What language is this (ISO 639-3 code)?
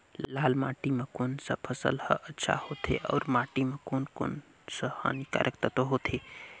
hne